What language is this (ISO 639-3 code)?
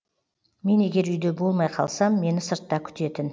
kaz